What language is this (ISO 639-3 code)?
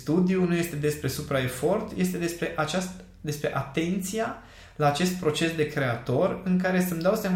ron